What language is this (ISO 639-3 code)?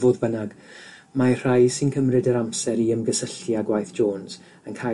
cym